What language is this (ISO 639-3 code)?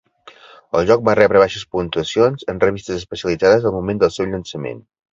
cat